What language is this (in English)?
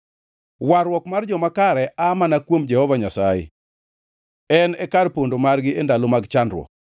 Luo (Kenya and Tanzania)